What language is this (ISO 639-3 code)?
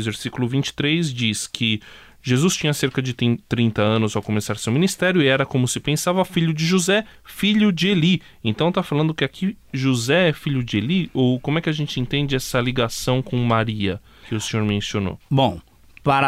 por